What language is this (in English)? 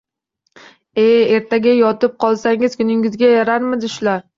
Uzbek